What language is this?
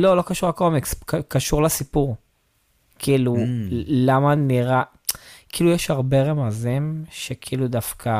Hebrew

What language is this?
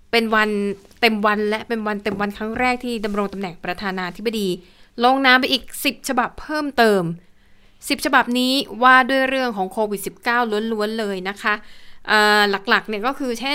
Thai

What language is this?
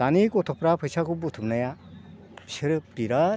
Bodo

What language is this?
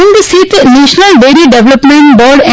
Gujarati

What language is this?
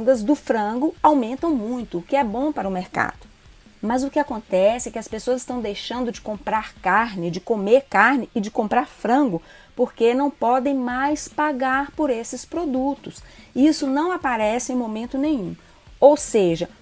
Portuguese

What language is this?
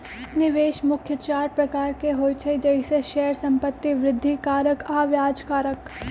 Magahi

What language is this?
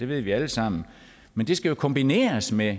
Danish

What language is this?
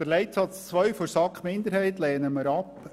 Swiss German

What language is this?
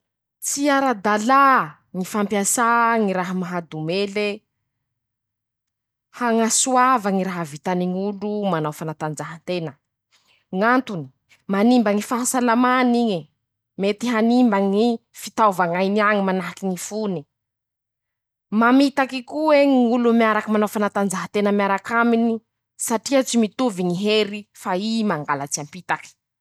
Masikoro Malagasy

